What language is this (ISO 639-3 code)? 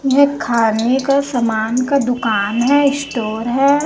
hin